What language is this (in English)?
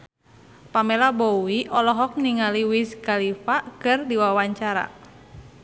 Sundanese